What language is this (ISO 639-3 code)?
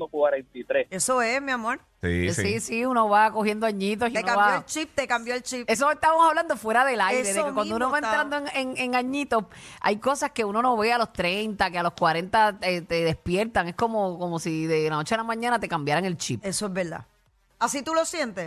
spa